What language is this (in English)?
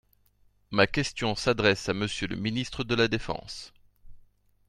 French